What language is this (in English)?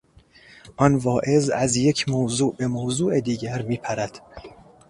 Persian